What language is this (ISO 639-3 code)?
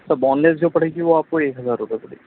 urd